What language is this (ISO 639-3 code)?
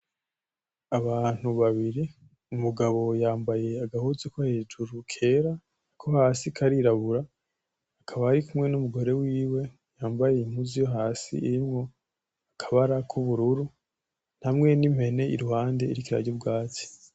run